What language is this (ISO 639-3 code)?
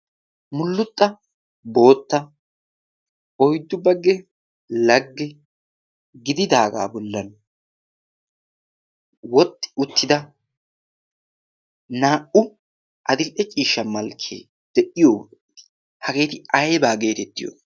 wal